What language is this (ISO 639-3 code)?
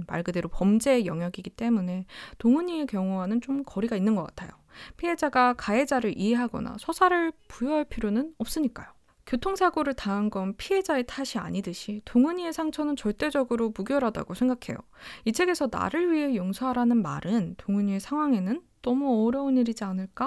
kor